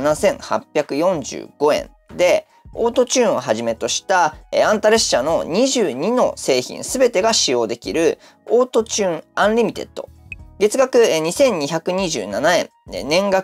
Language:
Japanese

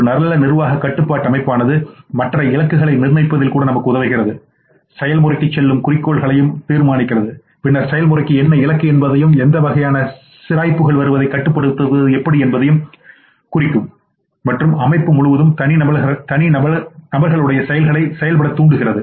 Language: Tamil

